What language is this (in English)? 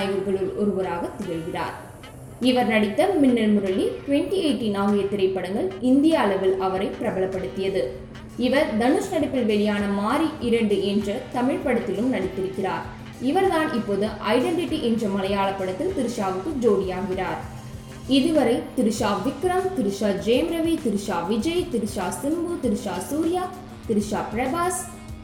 Tamil